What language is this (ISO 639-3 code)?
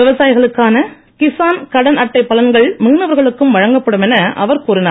tam